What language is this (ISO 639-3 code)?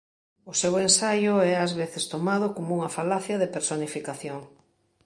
glg